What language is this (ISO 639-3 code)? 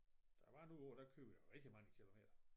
dan